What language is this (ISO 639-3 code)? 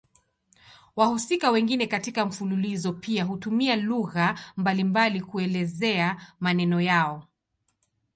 swa